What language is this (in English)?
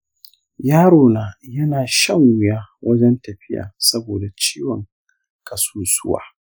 Hausa